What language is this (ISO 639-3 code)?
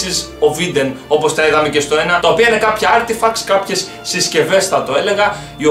ell